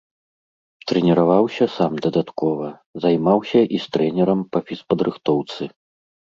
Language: Belarusian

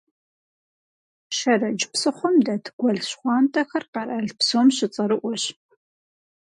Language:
Kabardian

